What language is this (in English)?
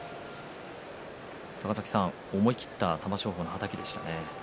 Japanese